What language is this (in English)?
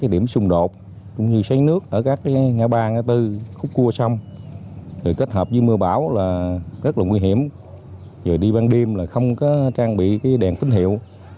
Vietnamese